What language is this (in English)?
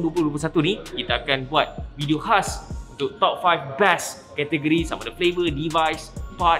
Malay